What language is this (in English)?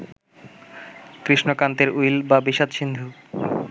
Bangla